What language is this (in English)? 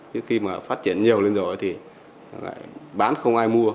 Vietnamese